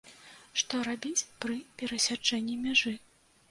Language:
Belarusian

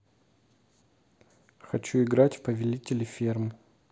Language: Russian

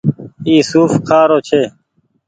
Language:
Goaria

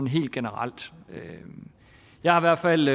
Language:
Danish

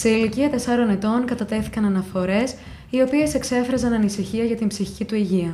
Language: Greek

